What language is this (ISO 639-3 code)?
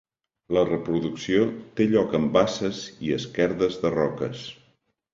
cat